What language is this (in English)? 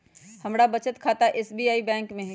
Magahi